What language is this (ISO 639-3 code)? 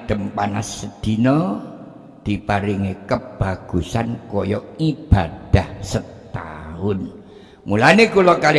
ind